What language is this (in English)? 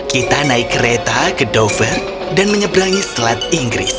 Indonesian